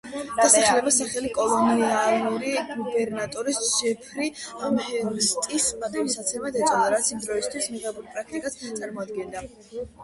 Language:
Georgian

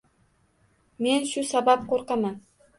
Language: Uzbek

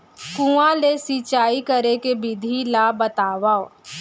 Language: Chhattisgarhi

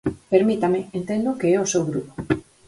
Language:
Galician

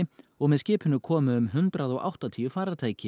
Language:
Icelandic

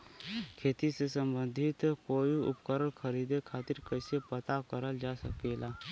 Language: Bhojpuri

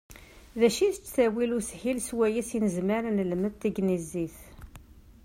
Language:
Kabyle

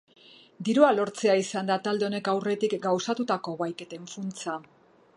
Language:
Basque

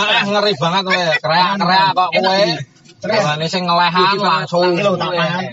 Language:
Indonesian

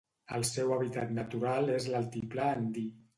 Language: Catalan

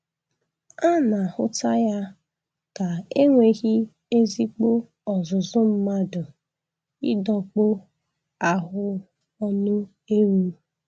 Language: Igbo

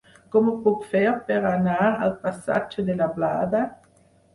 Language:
Catalan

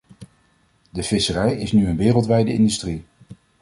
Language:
Dutch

